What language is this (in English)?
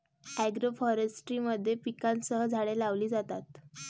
Marathi